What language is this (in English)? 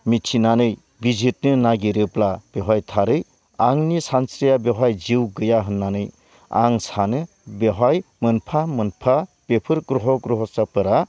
Bodo